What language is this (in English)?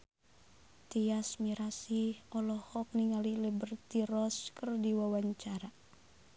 Sundanese